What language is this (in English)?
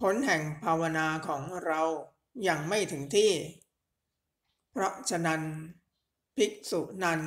Thai